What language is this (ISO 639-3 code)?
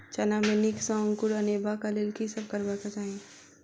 mai